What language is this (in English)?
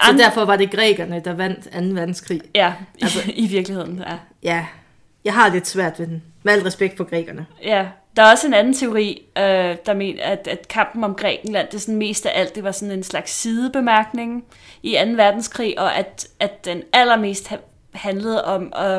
Danish